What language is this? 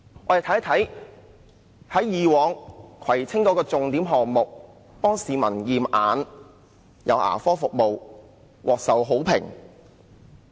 Cantonese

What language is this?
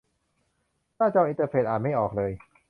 Thai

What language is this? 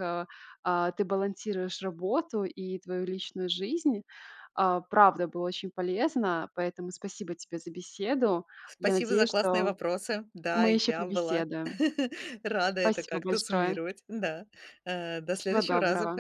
Russian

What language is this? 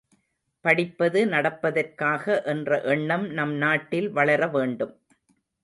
Tamil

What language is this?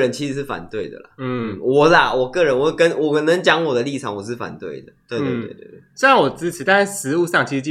Chinese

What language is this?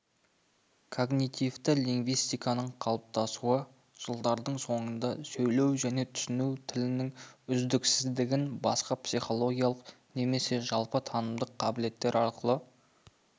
Kazakh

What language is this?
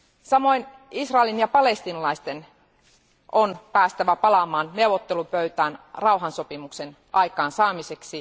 Finnish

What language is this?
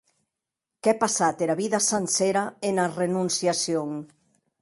Occitan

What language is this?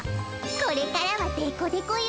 Japanese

